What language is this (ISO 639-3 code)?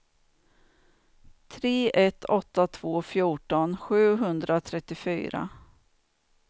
swe